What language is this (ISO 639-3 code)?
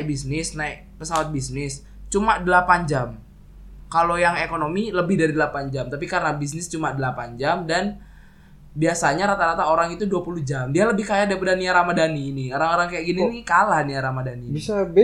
ind